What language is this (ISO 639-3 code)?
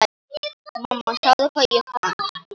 isl